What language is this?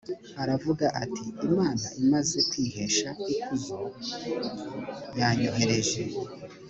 Kinyarwanda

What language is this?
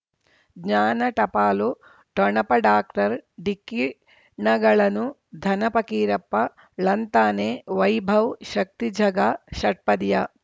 Kannada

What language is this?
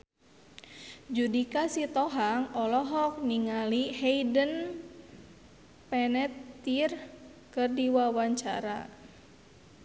Sundanese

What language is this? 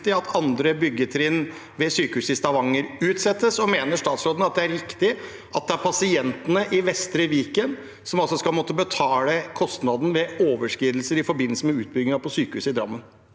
Norwegian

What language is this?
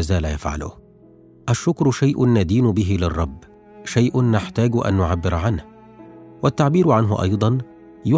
Arabic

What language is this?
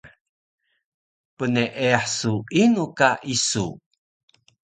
Taroko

